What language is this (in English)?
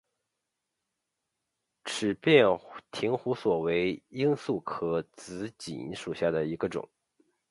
Chinese